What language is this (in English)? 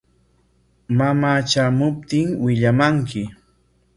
Corongo Ancash Quechua